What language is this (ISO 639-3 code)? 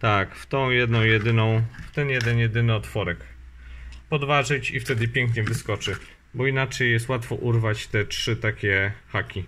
pol